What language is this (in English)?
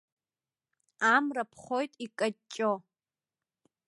Abkhazian